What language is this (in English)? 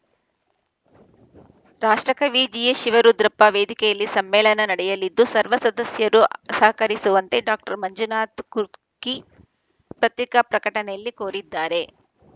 Kannada